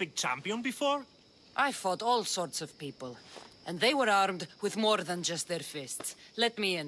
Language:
Polish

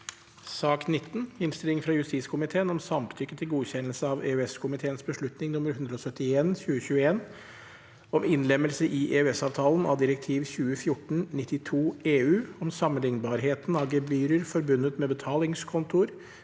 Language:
Norwegian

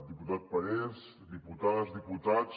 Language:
Catalan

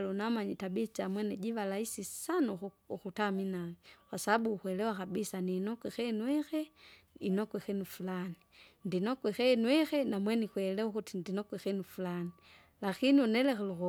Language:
Kinga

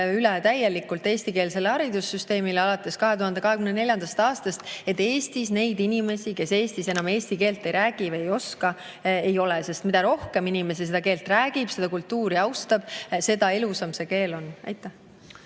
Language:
Estonian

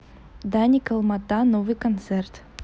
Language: Russian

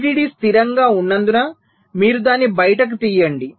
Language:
Telugu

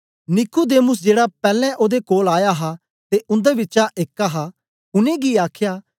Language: Dogri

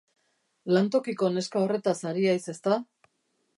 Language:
Basque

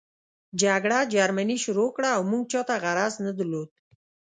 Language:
Pashto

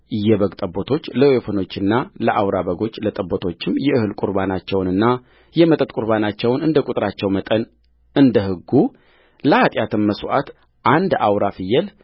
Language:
Amharic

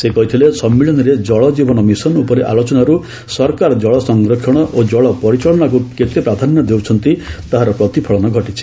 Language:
Odia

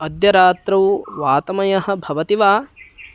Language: Sanskrit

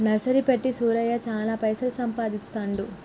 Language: Telugu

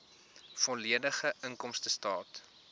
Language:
Afrikaans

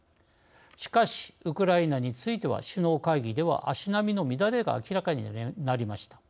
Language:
Japanese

